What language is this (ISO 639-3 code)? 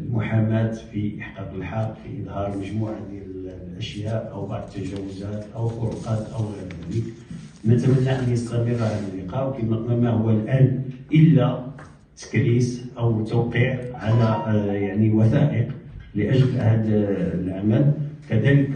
ara